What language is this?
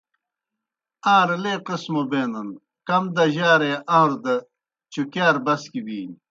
Kohistani Shina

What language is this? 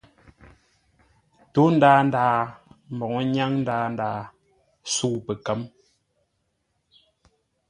Ngombale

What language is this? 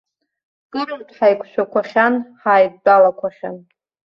Abkhazian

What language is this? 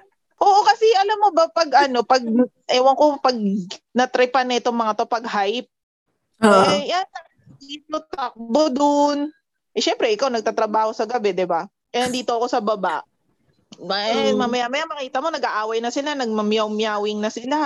Filipino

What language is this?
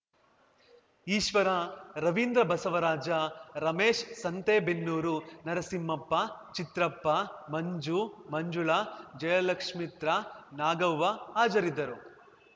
Kannada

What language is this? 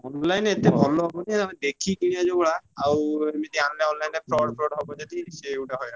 Odia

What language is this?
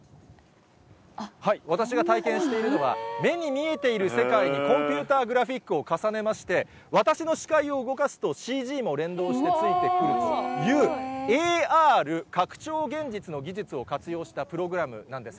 Japanese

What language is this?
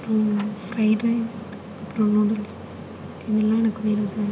Tamil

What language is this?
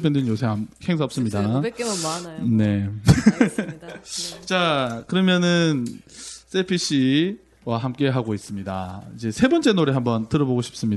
Korean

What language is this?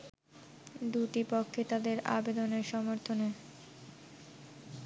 Bangla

